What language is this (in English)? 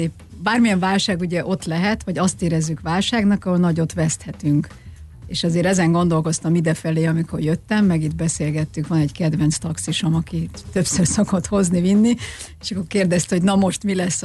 Hungarian